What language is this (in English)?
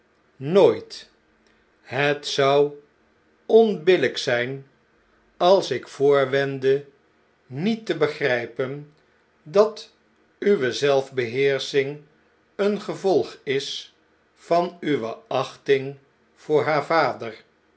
Dutch